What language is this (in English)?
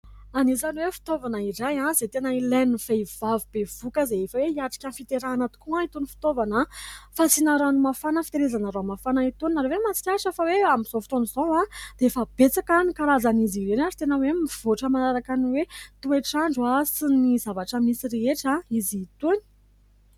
Malagasy